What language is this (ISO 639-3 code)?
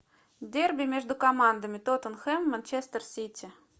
rus